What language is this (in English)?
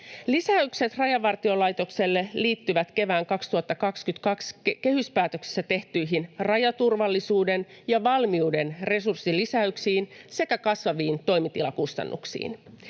Finnish